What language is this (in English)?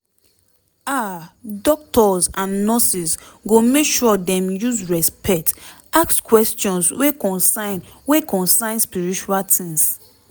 Nigerian Pidgin